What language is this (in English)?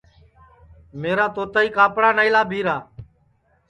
Sansi